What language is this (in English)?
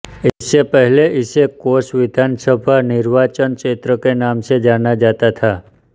Hindi